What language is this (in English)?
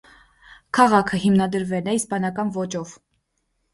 Armenian